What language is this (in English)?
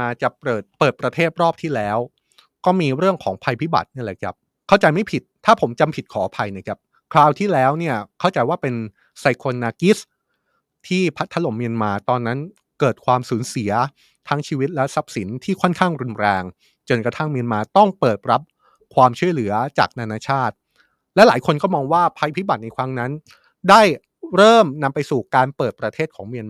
Thai